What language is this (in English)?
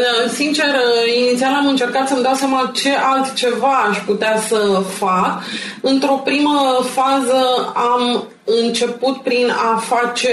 Romanian